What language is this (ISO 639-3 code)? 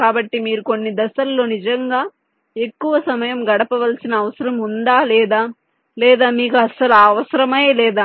tel